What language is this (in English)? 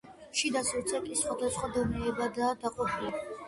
Georgian